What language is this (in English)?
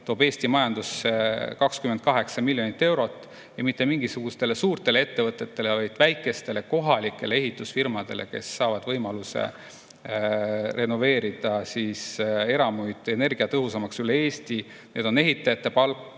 Estonian